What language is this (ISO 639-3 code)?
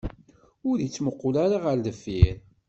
kab